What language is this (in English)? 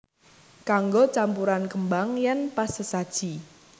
Javanese